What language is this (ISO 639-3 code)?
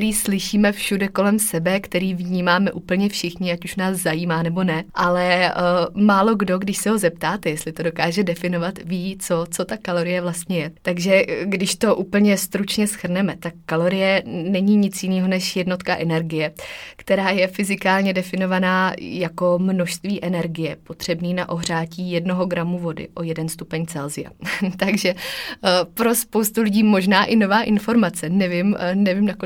ces